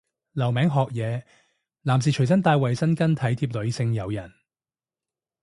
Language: Cantonese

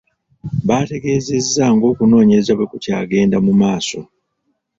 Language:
Ganda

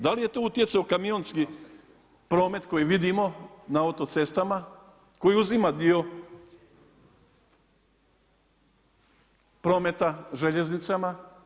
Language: Croatian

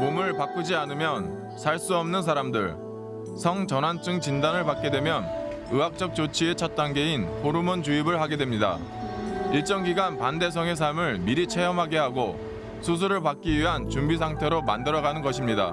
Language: Korean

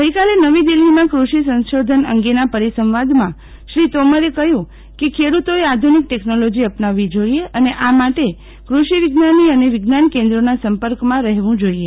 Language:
Gujarati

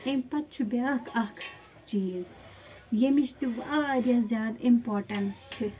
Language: Kashmiri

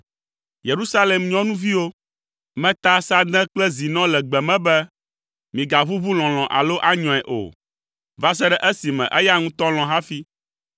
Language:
Ewe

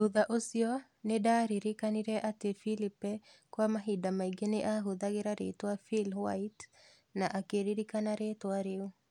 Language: Kikuyu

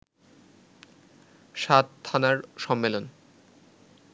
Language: Bangla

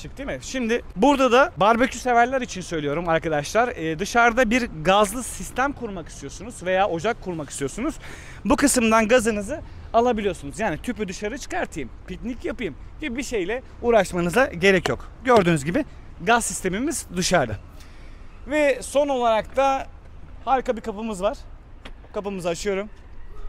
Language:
Turkish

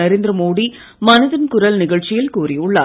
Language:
Tamil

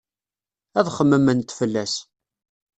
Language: Kabyle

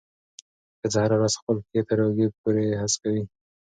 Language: Pashto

